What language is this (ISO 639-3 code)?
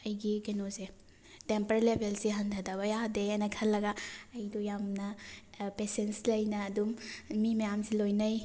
mni